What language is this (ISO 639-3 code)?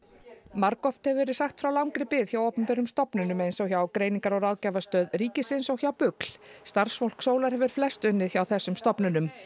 isl